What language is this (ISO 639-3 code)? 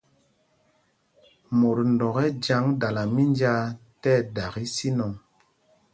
mgg